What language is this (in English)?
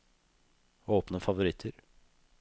Norwegian